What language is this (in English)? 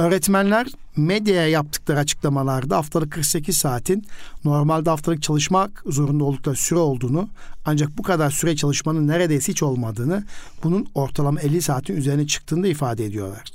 Turkish